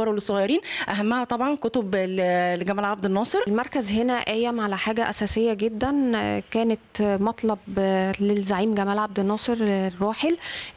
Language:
Arabic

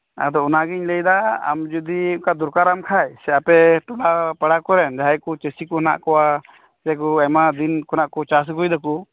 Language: Santali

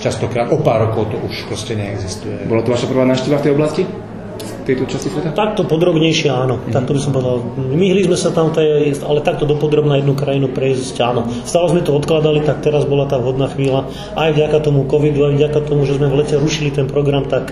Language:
Slovak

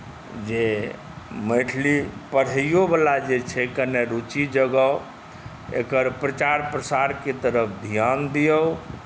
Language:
Maithili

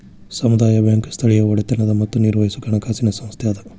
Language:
Kannada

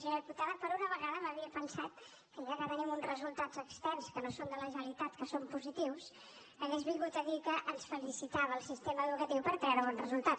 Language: Catalan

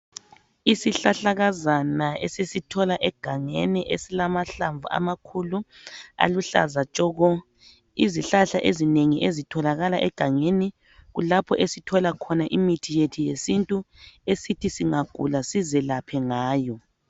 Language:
North Ndebele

